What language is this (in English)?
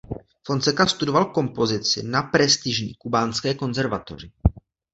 Czech